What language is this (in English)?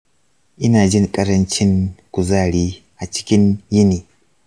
Hausa